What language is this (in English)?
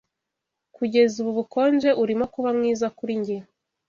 Kinyarwanda